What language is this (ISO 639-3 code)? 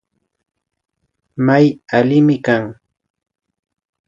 qvi